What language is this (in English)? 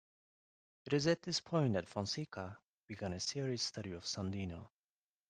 English